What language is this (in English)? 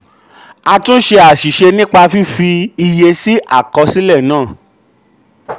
Yoruba